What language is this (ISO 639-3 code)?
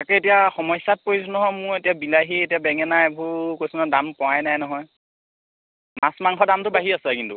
asm